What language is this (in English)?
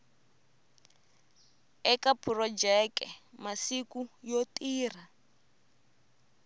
Tsonga